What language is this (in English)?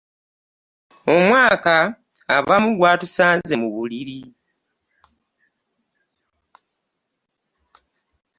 Ganda